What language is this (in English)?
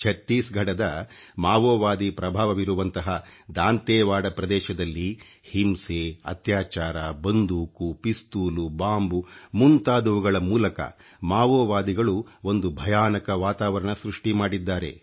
Kannada